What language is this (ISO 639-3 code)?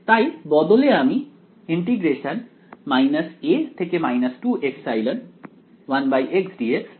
ben